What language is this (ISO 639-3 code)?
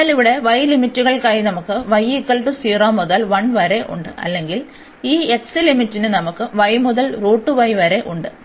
mal